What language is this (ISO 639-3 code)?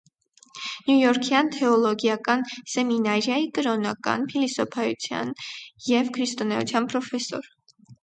hye